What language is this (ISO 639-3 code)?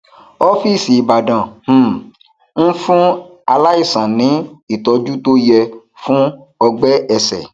yor